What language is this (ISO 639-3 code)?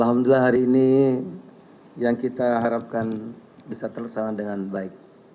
ind